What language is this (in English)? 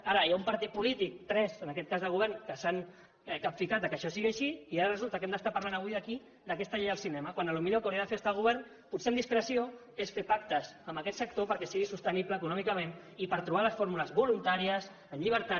Catalan